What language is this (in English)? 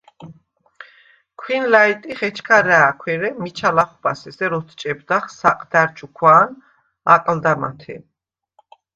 Svan